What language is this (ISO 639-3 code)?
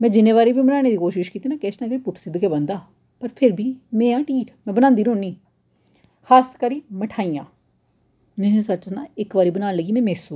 doi